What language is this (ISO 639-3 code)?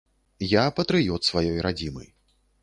bel